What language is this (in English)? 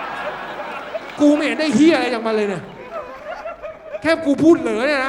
Thai